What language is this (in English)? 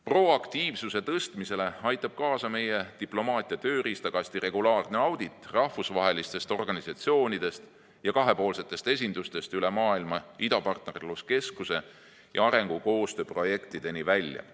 Estonian